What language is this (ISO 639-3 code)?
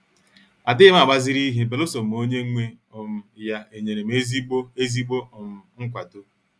ibo